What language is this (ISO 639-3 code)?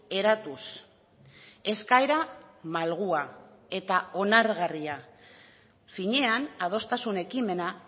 eus